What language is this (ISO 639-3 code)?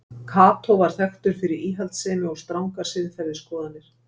isl